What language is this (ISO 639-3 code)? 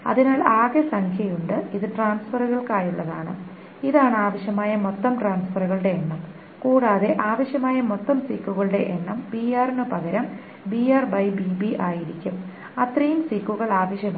mal